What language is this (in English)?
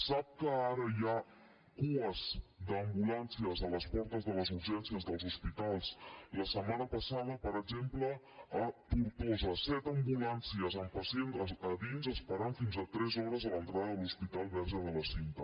Catalan